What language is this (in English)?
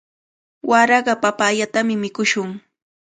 Cajatambo North Lima Quechua